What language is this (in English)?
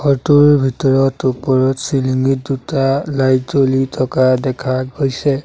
Assamese